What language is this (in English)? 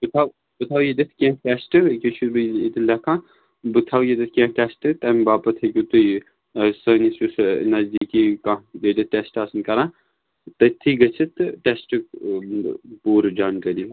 Kashmiri